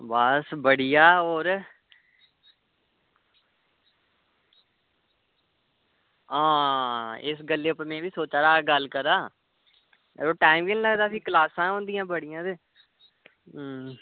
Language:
Dogri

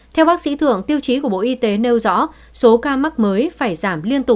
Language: Vietnamese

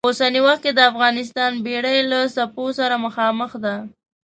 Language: Pashto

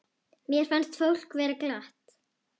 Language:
Icelandic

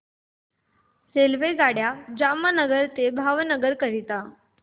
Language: Marathi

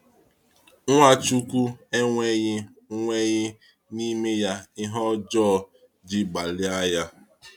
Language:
Igbo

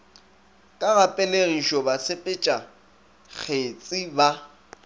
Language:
Northern Sotho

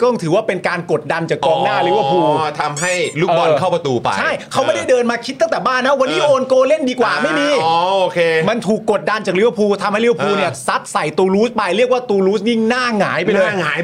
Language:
Thai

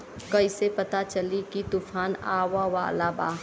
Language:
Bhojpuri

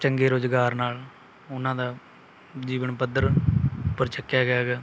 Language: Punjabi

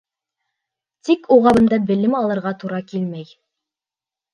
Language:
Bashkir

